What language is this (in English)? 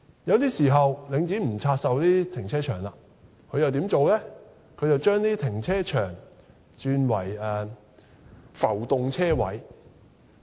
Cantonese